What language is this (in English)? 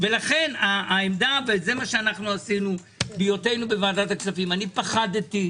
Hebrew